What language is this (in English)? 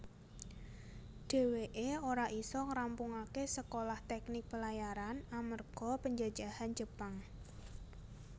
Javanese